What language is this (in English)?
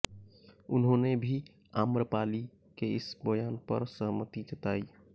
Hindi